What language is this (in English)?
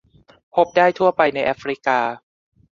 Thai